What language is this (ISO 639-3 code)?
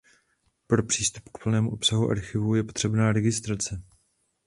ces